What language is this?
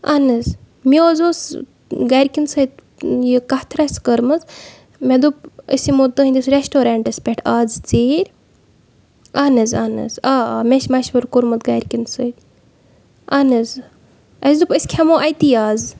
Kashmiri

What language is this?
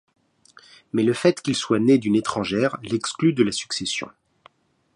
French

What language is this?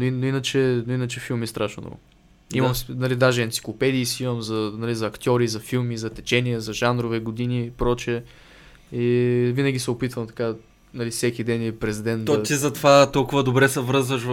Bulgarian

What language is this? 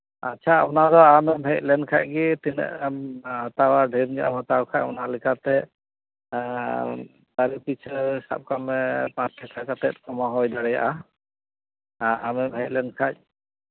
Santali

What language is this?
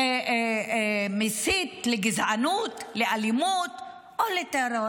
Hebrew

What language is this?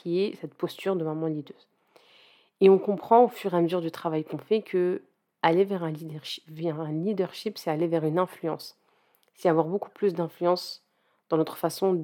French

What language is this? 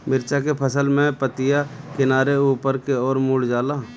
Bhojpuri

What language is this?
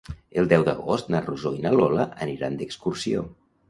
Catalan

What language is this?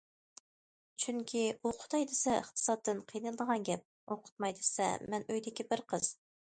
Uyghur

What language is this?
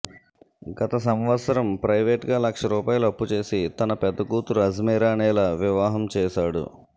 Telugu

